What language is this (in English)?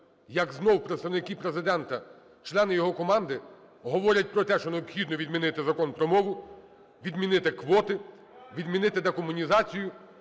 Ukrainian